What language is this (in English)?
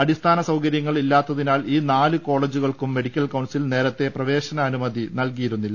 Malayalam